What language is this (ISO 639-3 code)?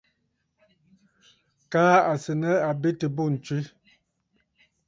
bfd